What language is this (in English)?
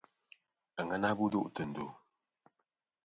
Kom